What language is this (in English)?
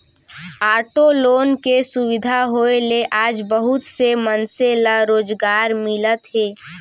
Chhattisgarhi